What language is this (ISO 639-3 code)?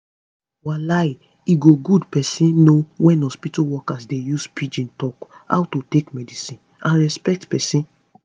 pcm